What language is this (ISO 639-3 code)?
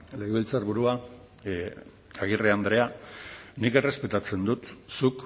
eus